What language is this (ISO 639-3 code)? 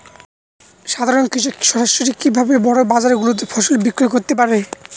ben